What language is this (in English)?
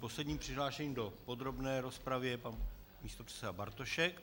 Czech